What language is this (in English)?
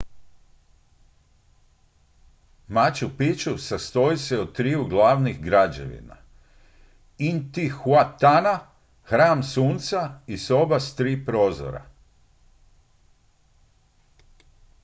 Croatian